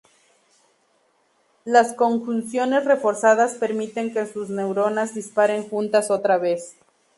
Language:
Spanish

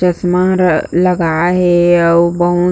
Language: Chhattisgarhi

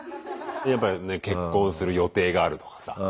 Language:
Japanese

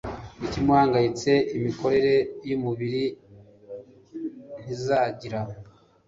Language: Kinyarwanda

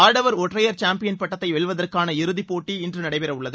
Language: Tamil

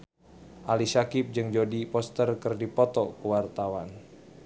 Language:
Sundanese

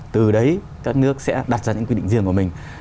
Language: Vietnamese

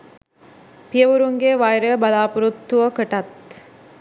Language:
Sinhala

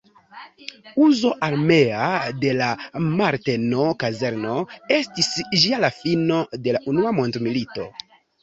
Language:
Esperanto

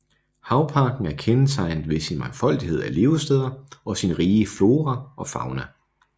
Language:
Danish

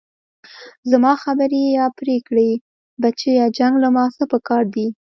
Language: Pashto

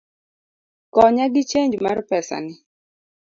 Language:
Luo (Kenya and Tanzania)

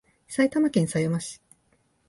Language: Japanese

